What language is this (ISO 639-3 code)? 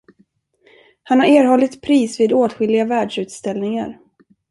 swe